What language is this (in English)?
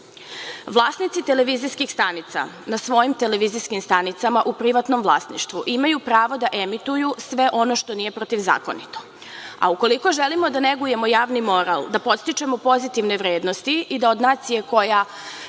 Serbian